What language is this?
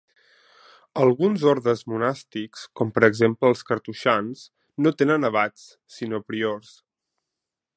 Catalan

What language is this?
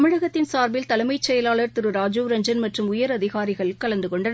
Tamil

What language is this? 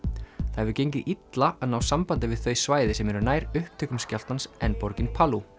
Icelandic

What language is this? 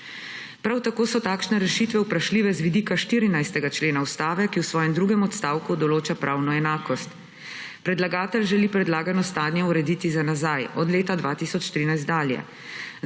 Slovenian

